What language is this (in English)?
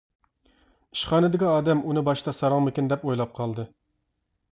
Uyghur